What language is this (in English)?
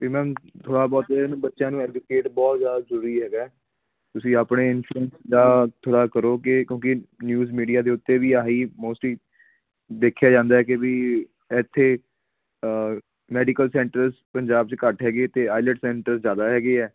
Punjabi